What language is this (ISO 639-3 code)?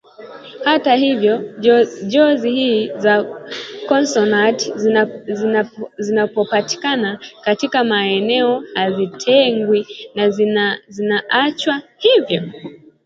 swa